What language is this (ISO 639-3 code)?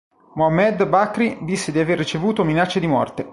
ita